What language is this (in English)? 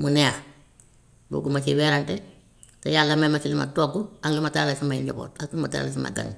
Gambian Wolof